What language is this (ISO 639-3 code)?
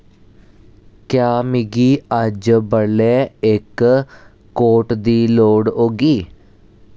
doi